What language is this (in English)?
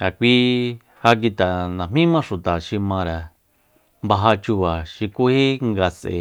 Soyaltepec Mazatec